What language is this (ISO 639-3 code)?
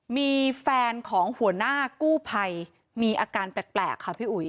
tha